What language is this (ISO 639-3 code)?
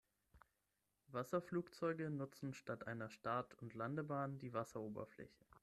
deu